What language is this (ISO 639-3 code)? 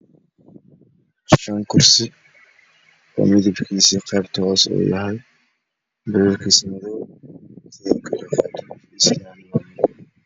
som